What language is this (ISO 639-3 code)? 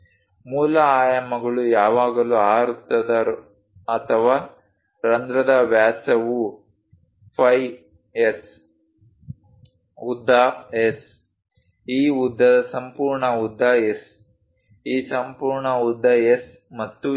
kan